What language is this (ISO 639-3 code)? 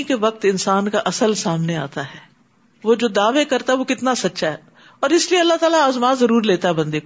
urd